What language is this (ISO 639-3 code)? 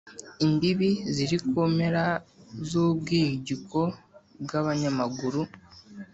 kin